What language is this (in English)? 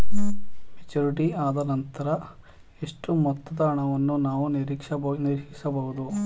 Kannada